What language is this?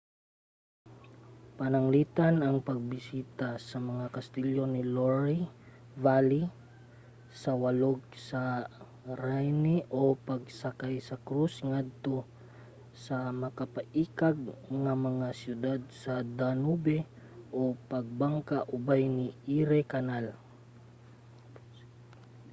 Cebuano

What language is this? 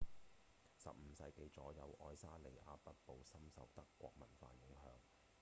Cantonese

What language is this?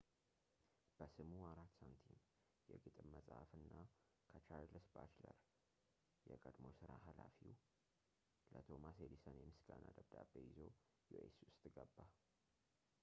Amharic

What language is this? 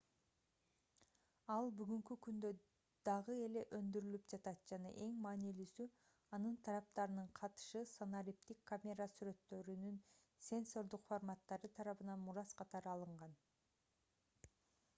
Kyrgyz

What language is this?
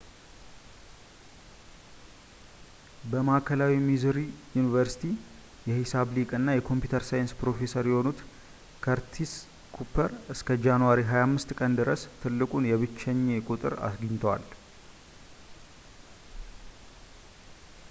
Amharic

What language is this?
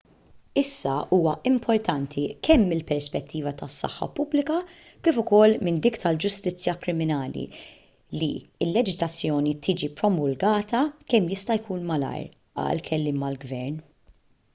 Maltese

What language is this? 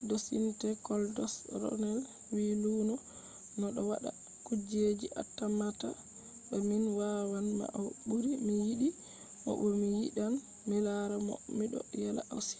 Fula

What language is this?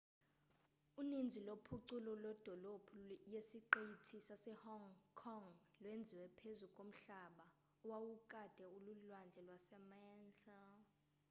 Xhosa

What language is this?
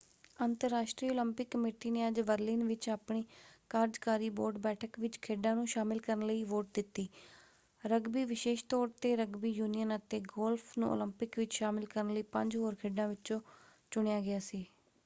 Punjabi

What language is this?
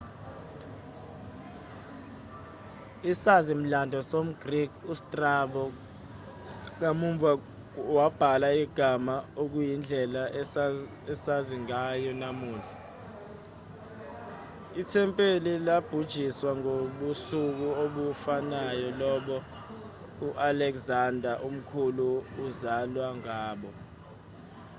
Zulu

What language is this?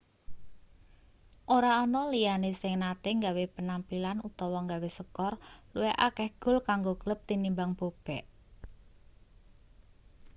Javanese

